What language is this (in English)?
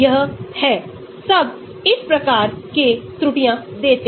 Hindi